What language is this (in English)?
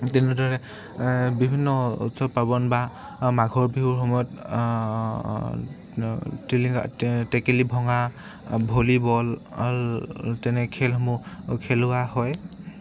Assamese